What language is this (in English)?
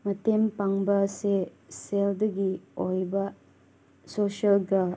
Manipuri